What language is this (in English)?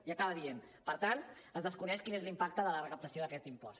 Catalan